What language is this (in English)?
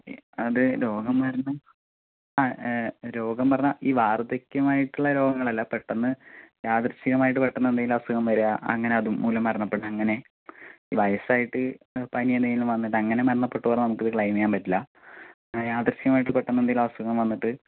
Malayalam